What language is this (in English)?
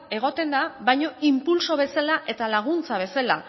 Basque